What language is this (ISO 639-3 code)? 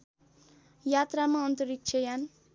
nep